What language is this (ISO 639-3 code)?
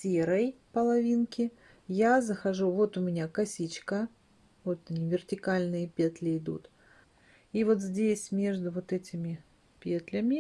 rus